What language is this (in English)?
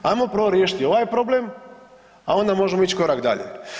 Croatian